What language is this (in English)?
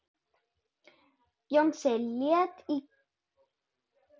Icelandic